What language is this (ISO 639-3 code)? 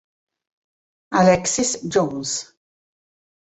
ita